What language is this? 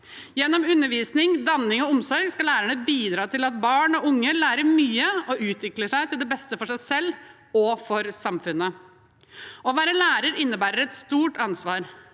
Norwegian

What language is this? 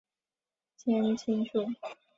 Chinese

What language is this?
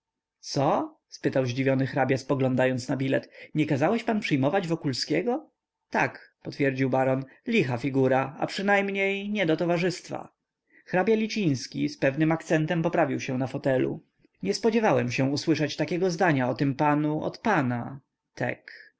Polish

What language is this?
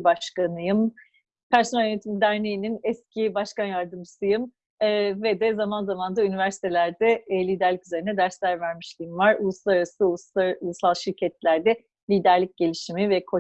Turkish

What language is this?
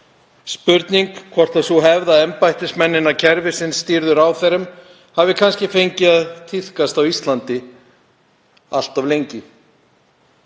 Icelandic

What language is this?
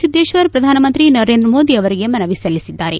Kannada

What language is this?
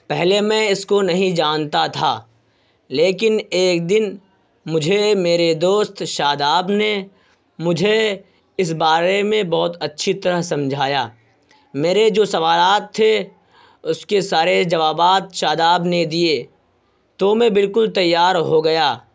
Urdu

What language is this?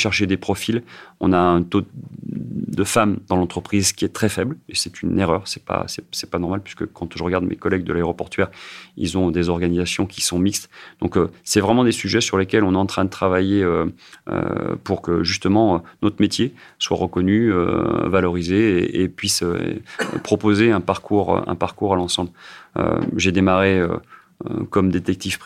French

